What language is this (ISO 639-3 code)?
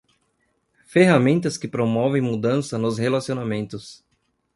por